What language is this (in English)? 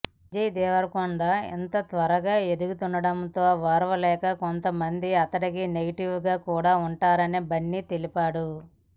Telugu